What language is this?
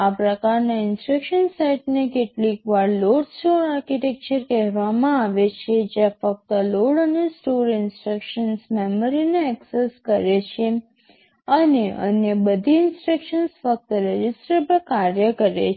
Gujarati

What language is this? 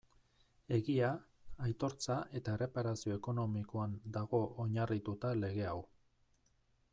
Basque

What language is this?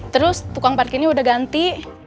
Indonesian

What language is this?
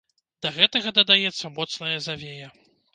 Belarusian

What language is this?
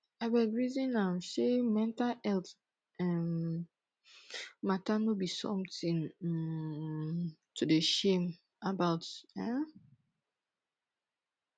Nigerian Pidgin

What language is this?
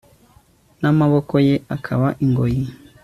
Kinyarwanda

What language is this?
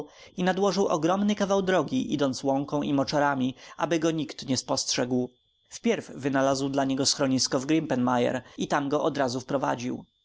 Polish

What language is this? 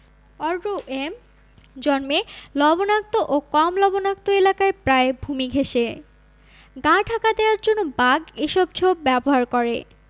Bangla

